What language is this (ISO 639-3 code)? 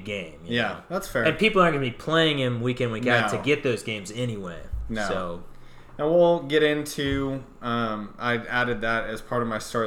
eng